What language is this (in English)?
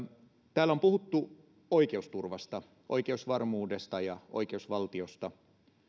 Finnish